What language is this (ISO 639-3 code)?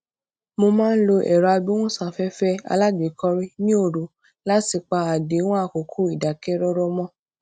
yor